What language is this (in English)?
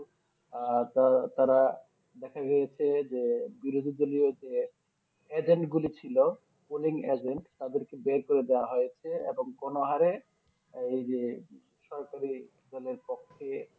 Bangla